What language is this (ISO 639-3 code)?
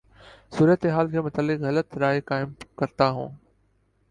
urd